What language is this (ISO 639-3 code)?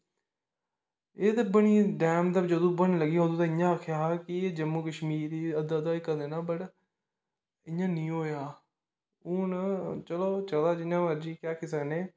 doi